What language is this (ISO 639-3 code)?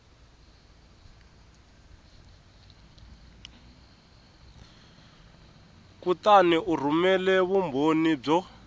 tso